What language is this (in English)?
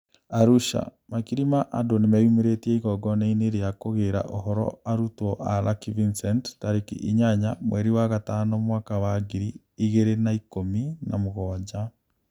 Kikuyu